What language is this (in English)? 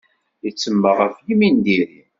Kabyle